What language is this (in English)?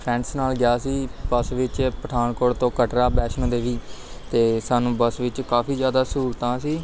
Punjabi